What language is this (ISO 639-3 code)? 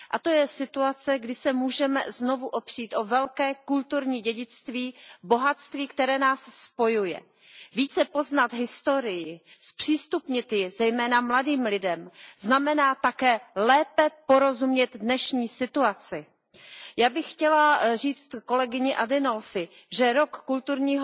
ces